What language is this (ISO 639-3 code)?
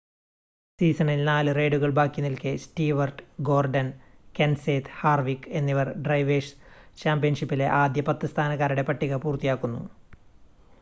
mal